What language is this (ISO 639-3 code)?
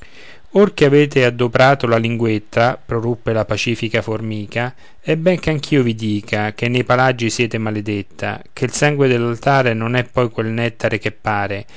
ita